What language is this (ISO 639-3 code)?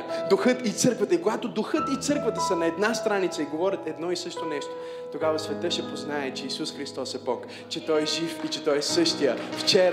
bul